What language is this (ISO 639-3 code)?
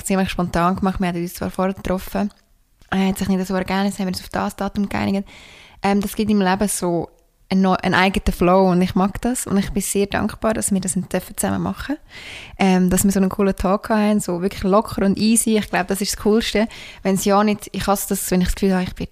deu